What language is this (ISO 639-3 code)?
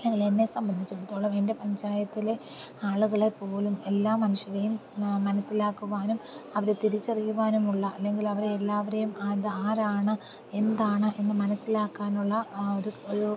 mal